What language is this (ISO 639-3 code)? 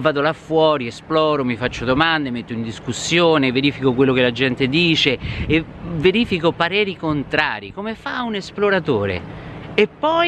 ita